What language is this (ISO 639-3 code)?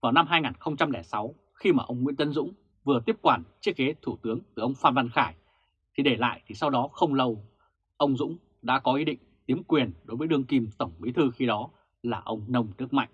vie